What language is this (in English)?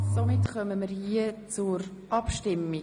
Swiss German